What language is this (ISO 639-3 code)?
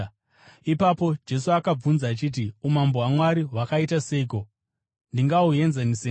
sna